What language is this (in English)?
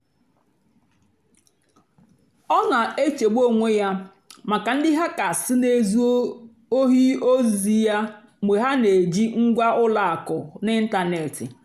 Igbo